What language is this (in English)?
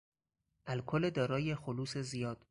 Persian